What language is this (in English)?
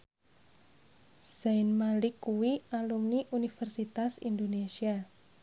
Javanese